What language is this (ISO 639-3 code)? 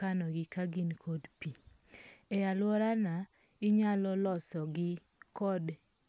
luo